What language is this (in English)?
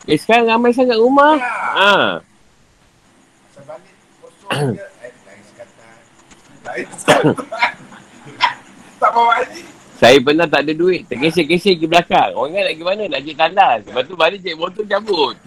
Malay